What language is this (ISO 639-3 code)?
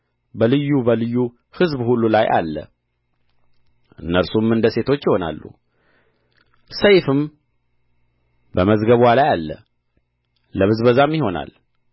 amh